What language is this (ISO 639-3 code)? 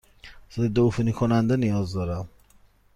fas